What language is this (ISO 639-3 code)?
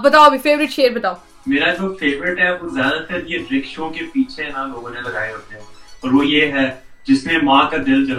urd